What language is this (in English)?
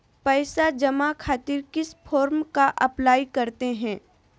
Magahi